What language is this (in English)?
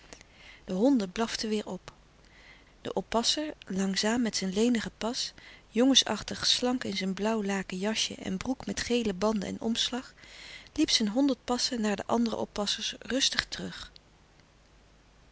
Dutch